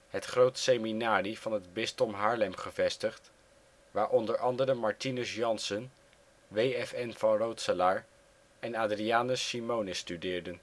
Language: Dutch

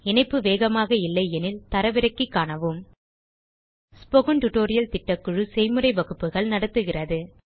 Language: Tamil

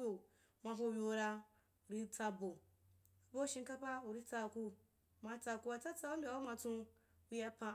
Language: Wapan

